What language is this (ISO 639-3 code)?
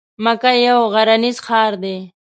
pus